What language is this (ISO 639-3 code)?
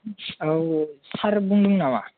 brx